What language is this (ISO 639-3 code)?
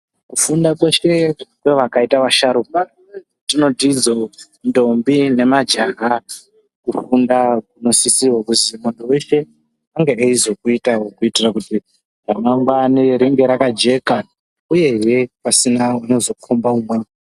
ndc